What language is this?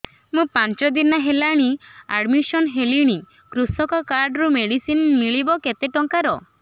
Odia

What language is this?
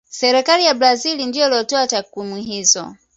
Swahili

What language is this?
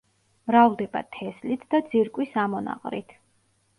Georgian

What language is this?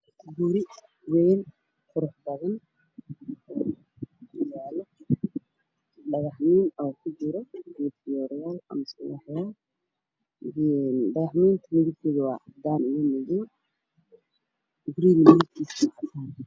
Somali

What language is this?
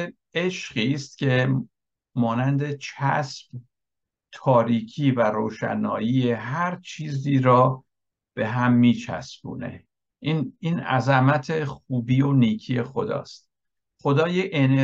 Persian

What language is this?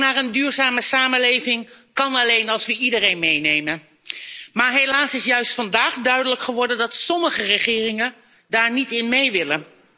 Dutch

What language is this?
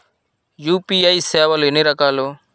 Telugu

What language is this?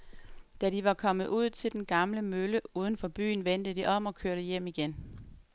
Danish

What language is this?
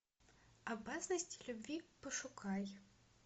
Russian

